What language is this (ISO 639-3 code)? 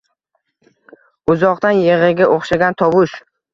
uzb